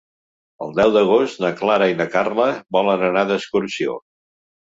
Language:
Catalan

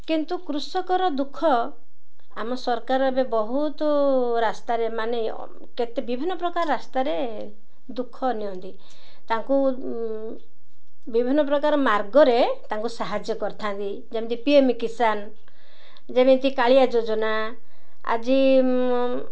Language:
Odia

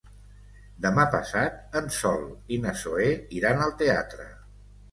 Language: Catalan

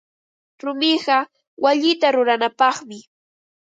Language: Ambo-Pasco Quechua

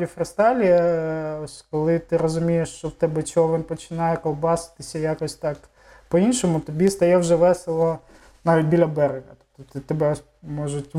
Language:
Ukrainian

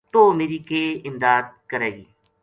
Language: Gujari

